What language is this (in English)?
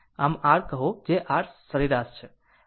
Gujarati